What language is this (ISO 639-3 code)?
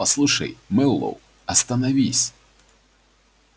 rus